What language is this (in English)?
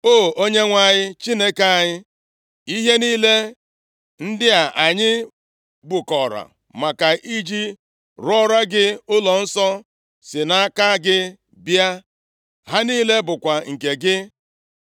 Igbo